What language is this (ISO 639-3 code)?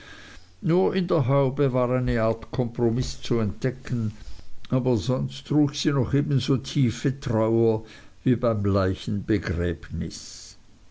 deu